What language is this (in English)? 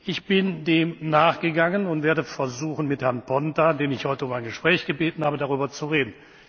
German